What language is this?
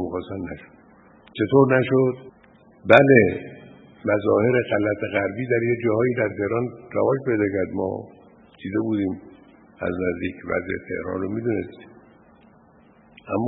Persian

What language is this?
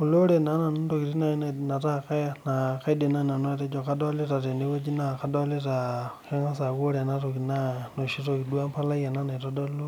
Masai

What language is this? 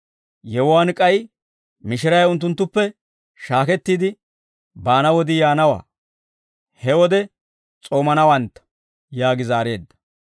Dawro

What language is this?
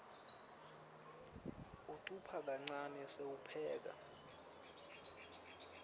Swati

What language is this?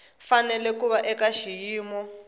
Tsonga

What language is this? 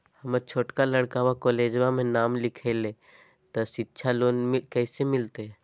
Magahi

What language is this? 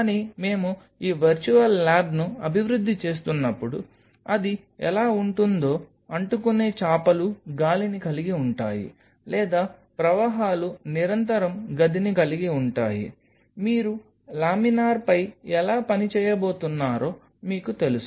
Telugu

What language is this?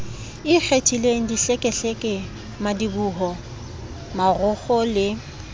Southern Sotho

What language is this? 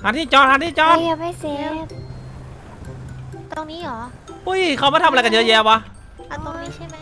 Thai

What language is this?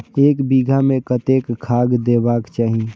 Maithili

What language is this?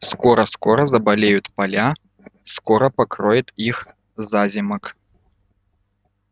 Russian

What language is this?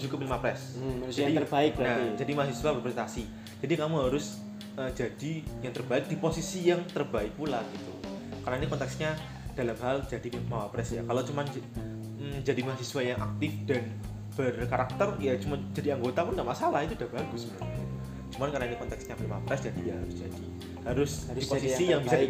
Indonesian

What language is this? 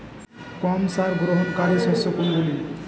Bangla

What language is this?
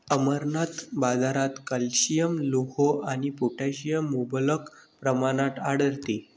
Marathi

